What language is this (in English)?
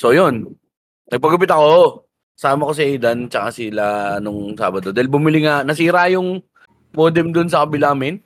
Filipino